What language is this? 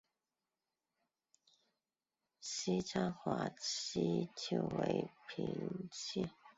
Chinese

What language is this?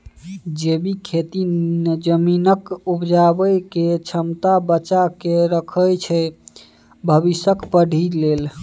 Maithili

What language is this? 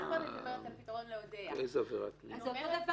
Hebrew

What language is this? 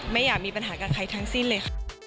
Thai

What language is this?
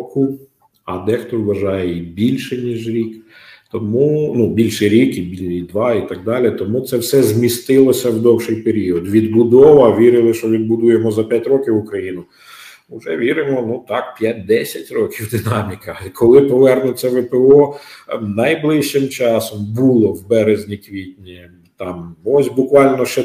Ukrainian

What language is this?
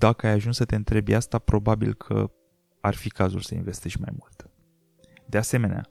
Romanian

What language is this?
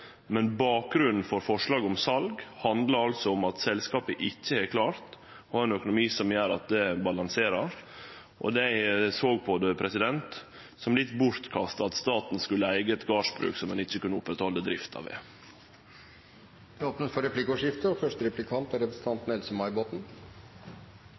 Norwegian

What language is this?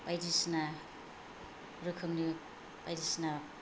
Bodo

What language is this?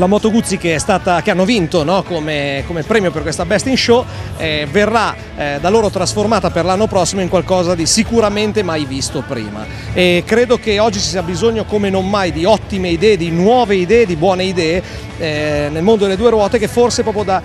Italian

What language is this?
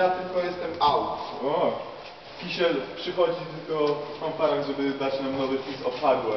Polish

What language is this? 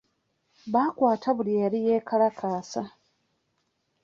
Ganda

